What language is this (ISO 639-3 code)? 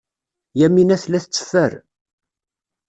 kab